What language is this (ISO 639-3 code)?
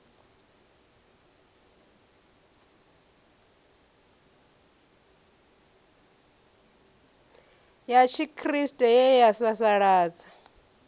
ven